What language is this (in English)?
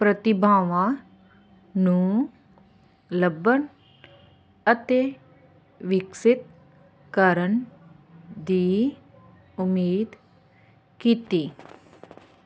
Punjabi